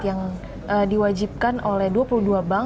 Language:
Indonesian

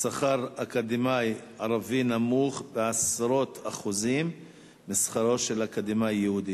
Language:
Hebrew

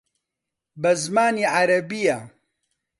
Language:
Central Kurdish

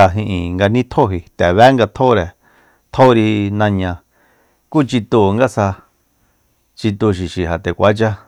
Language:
Soyaltepec Mazatec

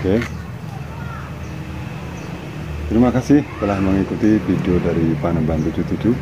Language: Indonesian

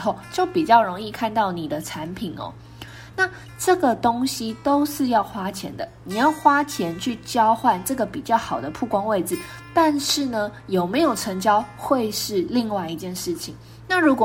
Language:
Chinese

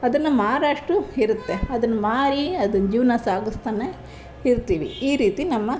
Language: Kannada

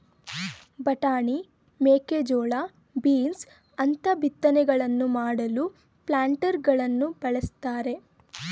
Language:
Kannada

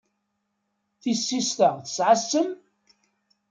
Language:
Kabyle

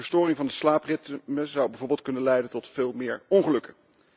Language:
Dutch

